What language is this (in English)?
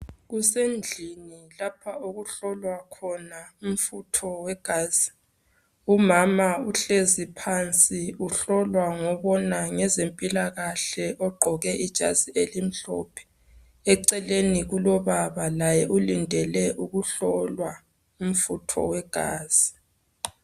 North Ndebele